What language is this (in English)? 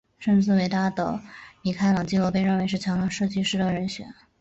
Chinese